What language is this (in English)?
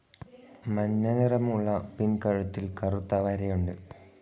Malayalam